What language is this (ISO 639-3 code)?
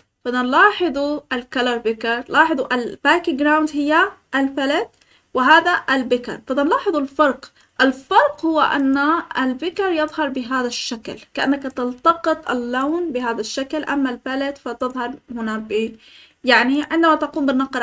ara